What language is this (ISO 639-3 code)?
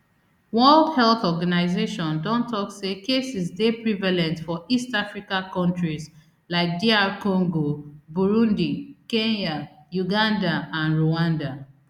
pcm